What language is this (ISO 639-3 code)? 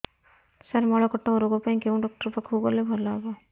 ori